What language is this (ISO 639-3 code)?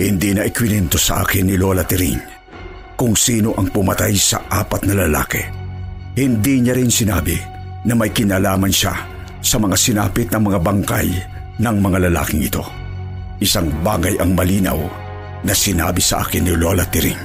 fil